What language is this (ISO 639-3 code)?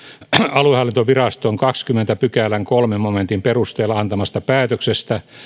fin